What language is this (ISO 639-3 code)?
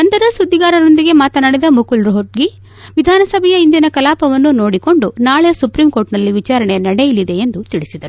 kan